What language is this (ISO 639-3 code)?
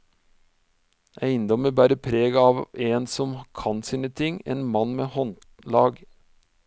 nor